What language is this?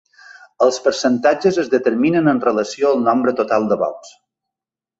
Catalan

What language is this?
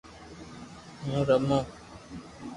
Loarki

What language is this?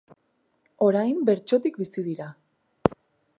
Basque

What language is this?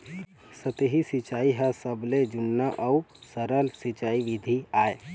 Chhattisgarhi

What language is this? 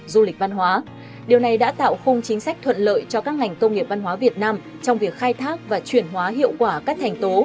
Vietnamese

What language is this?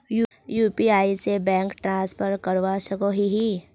Magahi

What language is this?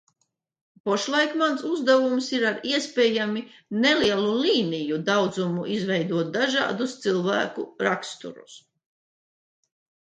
Latvian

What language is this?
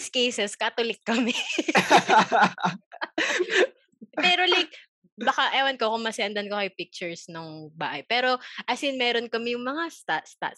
Filipino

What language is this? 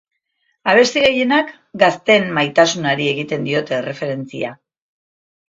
Basque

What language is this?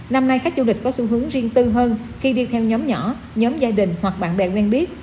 Vietnamese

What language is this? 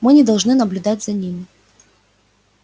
Russian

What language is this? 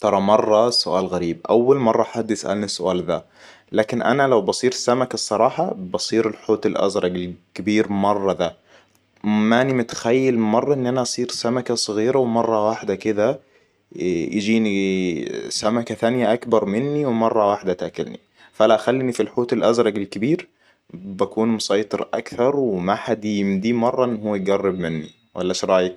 Hijazi Arabic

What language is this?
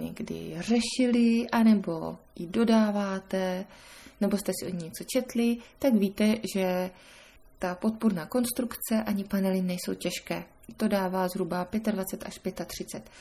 Czech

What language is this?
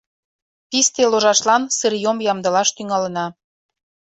Mari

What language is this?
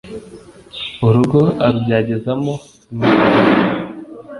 Kinyarwanda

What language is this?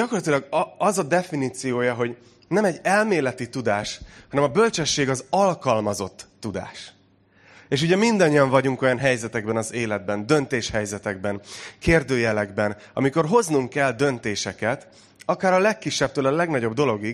Hungarian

